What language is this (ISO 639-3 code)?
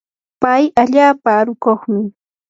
qur